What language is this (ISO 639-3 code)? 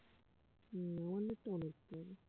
ben